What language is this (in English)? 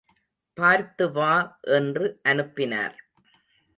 Tamil